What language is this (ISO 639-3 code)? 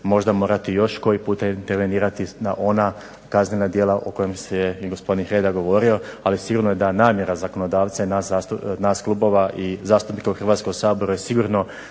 hrv